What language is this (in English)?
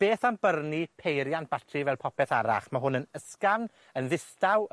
Welsh